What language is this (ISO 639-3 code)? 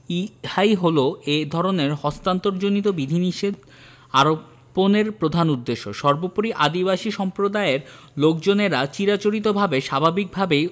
ben